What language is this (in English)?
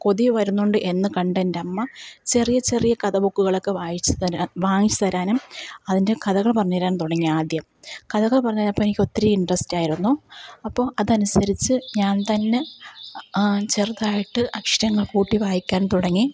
Malayalam